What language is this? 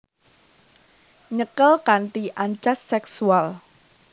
Javanese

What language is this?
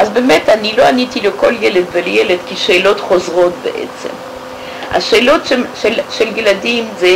Hebrew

